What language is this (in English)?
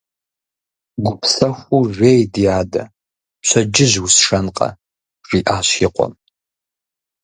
Kabardian